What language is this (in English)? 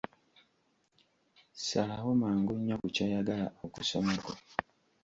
Ganda